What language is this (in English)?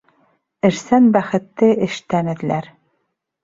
Bashkir